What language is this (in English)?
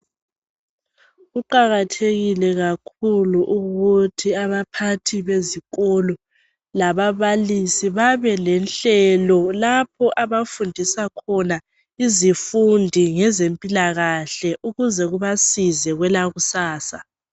North Ndebele